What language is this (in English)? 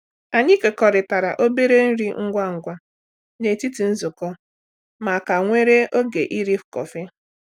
Igbo